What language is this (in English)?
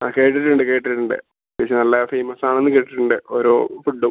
Malayalam